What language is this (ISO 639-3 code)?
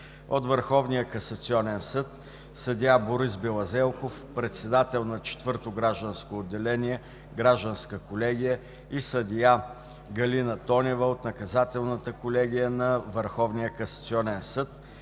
bul